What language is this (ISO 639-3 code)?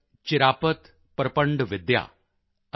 pan